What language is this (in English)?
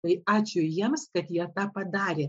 Lithuanian